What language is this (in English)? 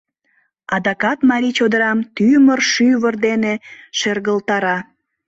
Mari